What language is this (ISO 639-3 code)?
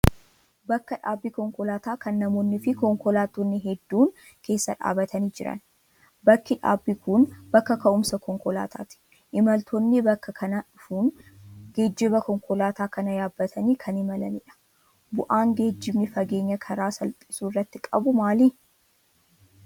orm